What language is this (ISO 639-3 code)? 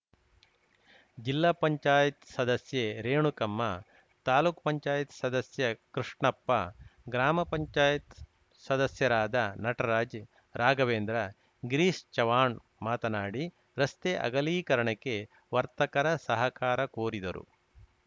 kan